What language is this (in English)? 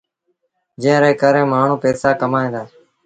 Sindhi Bhil